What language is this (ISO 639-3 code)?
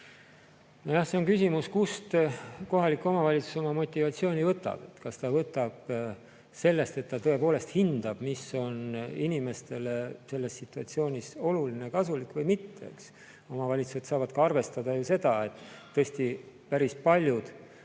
est